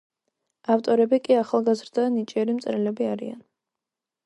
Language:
Georgian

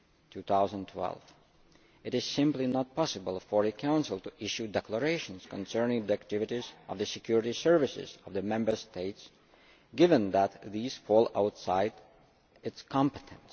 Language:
English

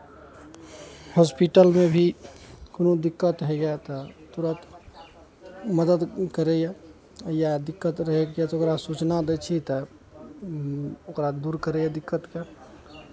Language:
Maithili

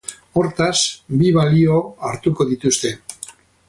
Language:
Basque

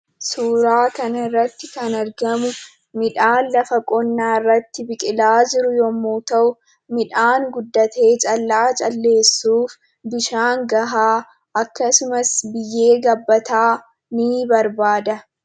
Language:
Oromo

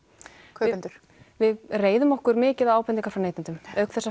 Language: Icelandic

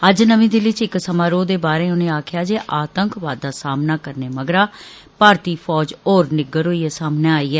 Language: Dogri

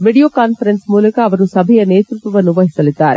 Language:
Kannada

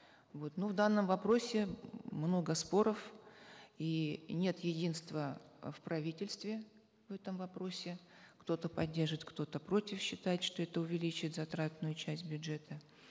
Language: Kazakh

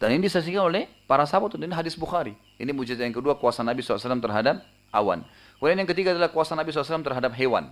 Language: Indonesian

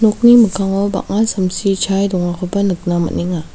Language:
Garo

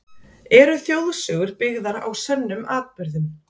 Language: Icelandic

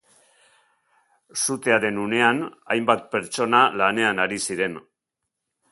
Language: Basque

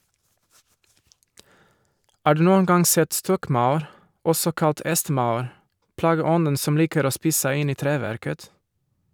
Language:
Norwegian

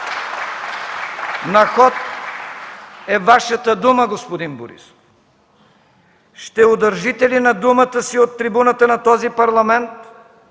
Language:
Bulgarian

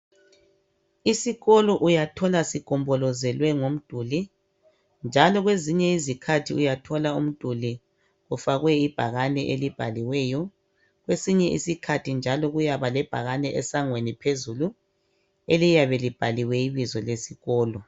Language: North Ndebele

